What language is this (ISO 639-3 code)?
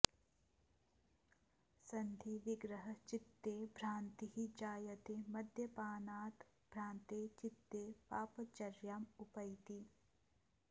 san